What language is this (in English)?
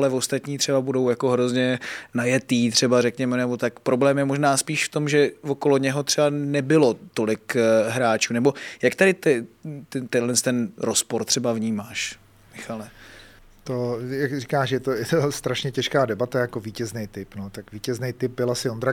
Czech